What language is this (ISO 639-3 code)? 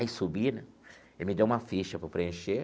por